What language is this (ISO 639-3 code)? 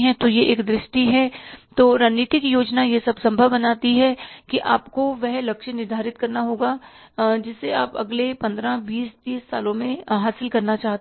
hin